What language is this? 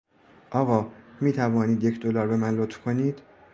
Persian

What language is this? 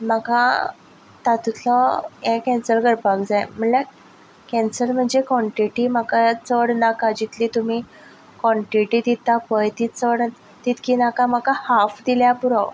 Konkani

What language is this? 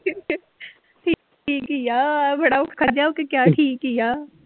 Punjabi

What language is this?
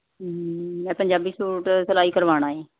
Punjabi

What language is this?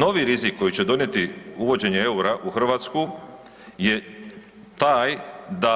Croatian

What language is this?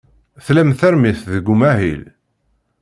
Kabyle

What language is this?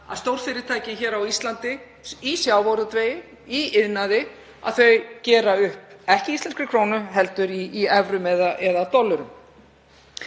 Icelandic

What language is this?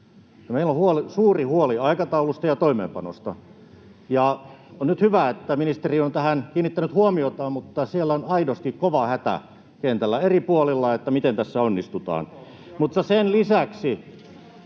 Finnish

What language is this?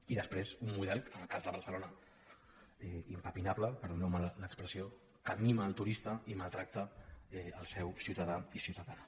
Catalan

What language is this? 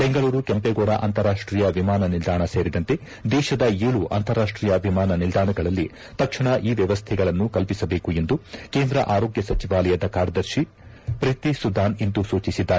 Kannada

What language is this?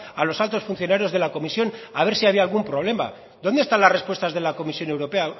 Spanish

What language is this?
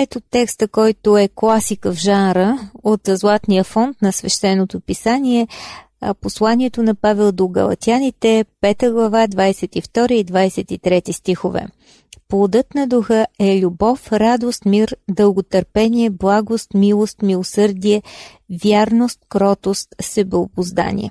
Bulgarian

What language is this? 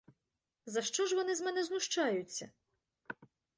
Ukrainian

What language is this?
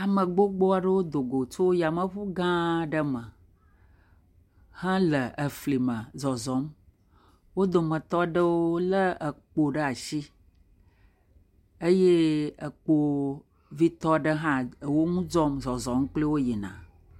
Ewe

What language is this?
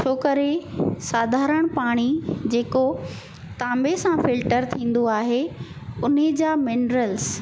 Sindhi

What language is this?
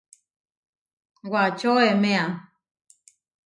Huarijio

